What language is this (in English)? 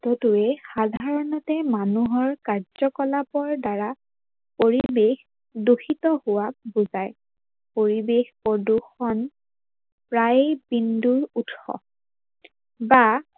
Assamese